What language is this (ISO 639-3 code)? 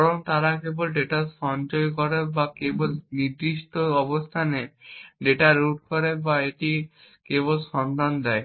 ben